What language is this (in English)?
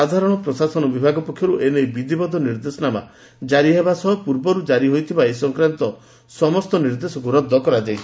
Odia